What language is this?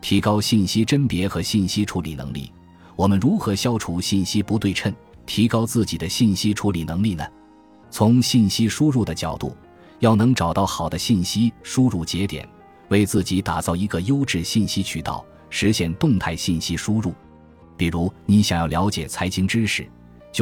Chinese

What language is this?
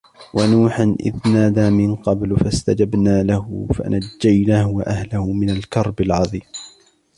Arabic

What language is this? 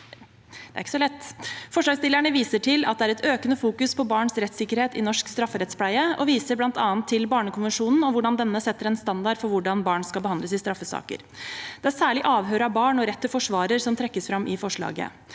Norwegian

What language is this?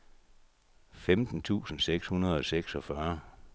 Danish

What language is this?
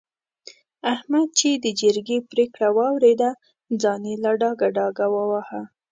Pashto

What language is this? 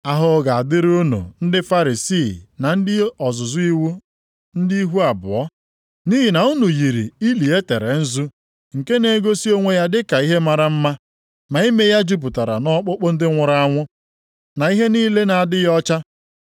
Igbo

